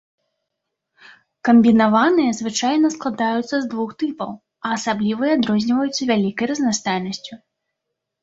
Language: Belarusian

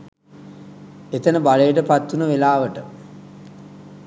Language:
Sinhala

